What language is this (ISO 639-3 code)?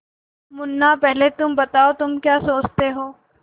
hin